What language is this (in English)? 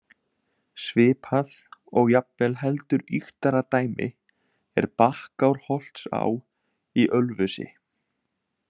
Icelandic